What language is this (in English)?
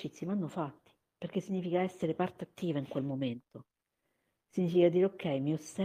Italian